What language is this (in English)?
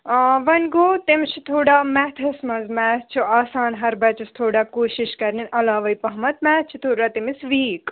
Kashmiri